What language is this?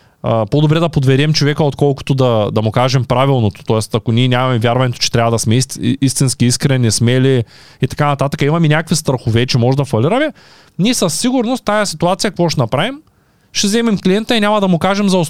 Bulgarian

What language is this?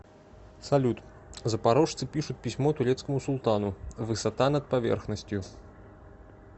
Russian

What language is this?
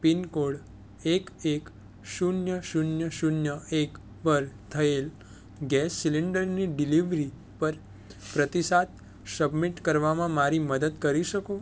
Gujarati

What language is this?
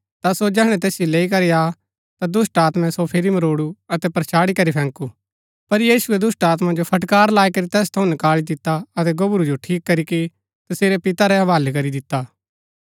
Gaddi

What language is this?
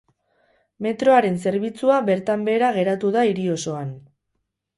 Basque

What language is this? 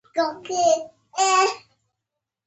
Pashto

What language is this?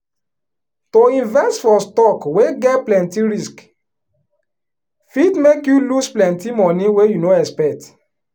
Nigerian Pidgin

